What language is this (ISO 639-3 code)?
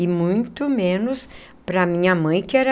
por